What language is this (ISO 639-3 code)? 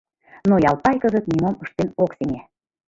chm